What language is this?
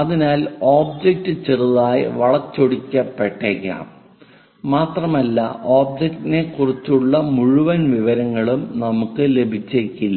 Malayalam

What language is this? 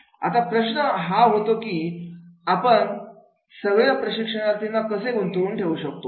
Marathi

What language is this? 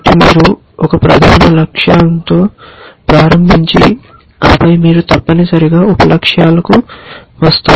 Telugu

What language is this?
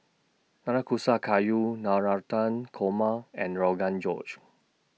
English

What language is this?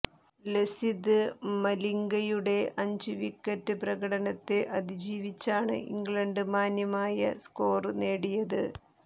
Malayalam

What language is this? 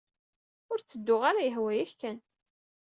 Kabyle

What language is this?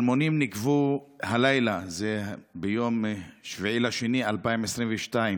Hebrew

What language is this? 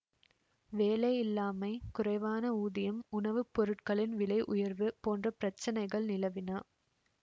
Tamil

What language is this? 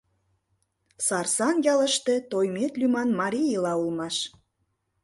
Mari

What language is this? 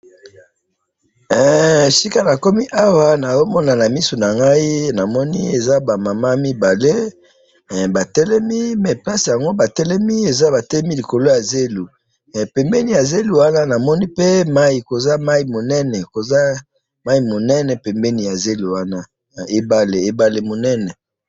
Lingala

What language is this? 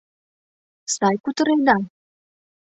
Mari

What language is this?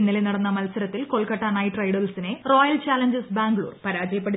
Malayalam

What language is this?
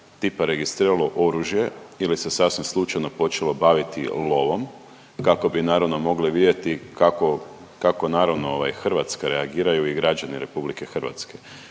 Croatian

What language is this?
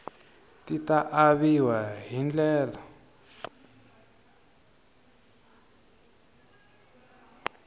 Tsonga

